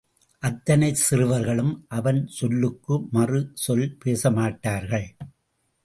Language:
Tamil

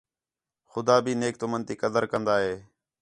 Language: Khetrani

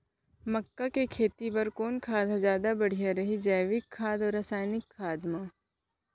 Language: Chhattisgarhi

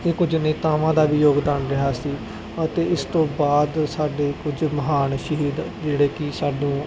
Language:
Punjabi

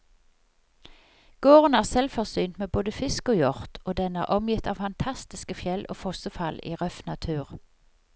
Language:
Norwegian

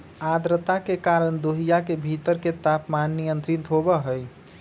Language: Magahi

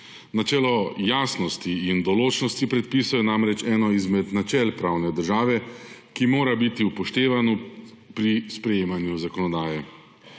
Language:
Slovenian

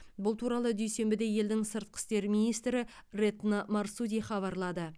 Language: Kazakh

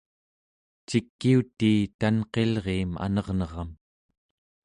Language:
Central Yupik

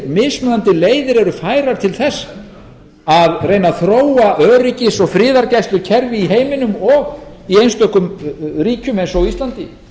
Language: Icelandic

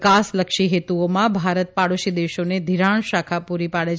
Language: Gujarati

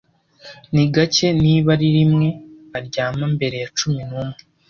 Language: Kinyarwanda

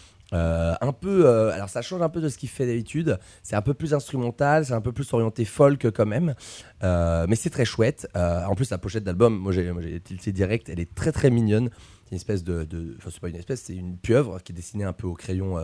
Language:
French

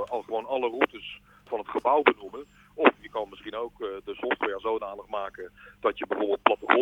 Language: Dutch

